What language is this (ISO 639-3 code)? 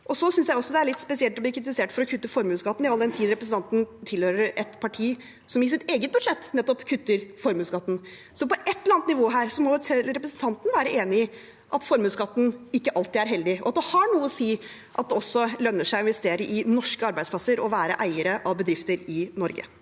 nor